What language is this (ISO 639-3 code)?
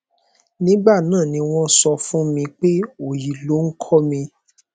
yor